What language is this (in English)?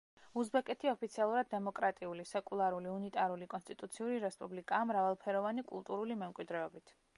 Georgian